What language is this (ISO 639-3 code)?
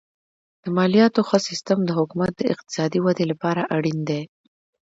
pus